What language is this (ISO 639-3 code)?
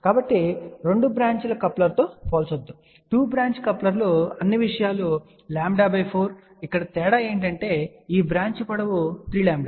tel